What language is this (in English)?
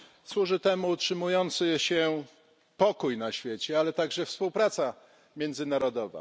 Polish